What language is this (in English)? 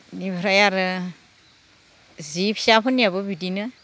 Bodo